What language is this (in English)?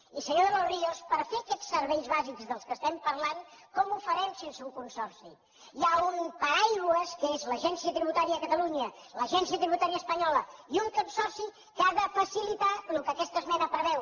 Catalan